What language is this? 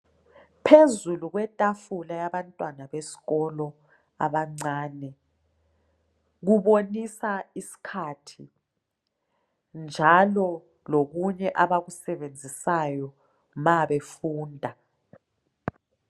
North Ndebele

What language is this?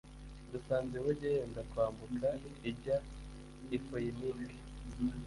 Kinyarwanda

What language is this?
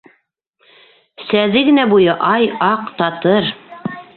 Bashkir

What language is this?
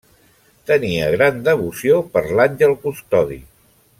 Catalan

